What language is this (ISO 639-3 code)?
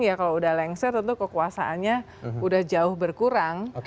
ind